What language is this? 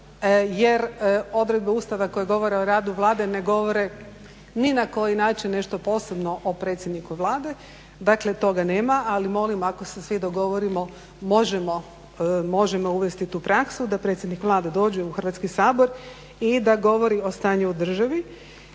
Croatian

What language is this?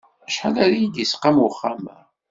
Kabyle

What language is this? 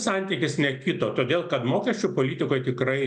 Lithuanian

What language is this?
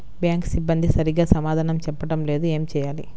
Telugu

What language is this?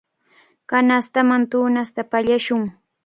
Cajatambo North Lima Quechua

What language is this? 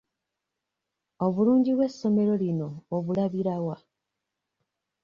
Ganda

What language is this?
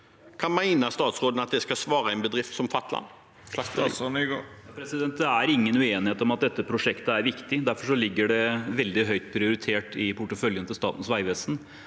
Norwegian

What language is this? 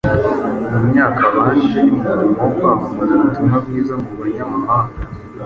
Kinyarwanda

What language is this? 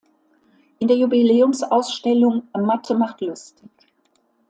German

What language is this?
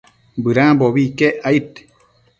Matsés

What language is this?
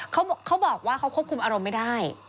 Thai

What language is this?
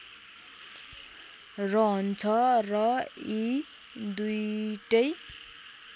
Nepali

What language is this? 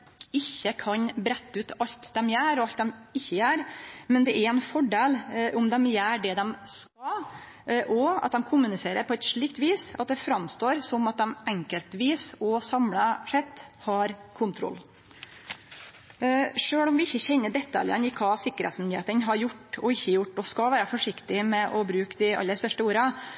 Norwegian Nynorsk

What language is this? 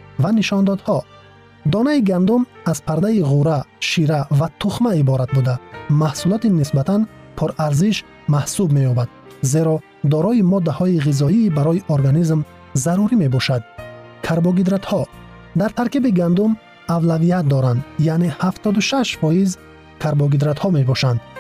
Persian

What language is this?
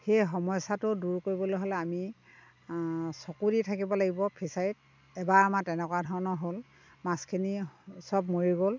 Assamese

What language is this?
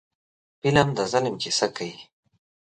Pashto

